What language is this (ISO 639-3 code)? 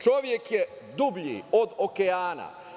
srp